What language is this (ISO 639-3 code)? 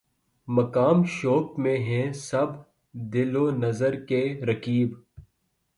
urd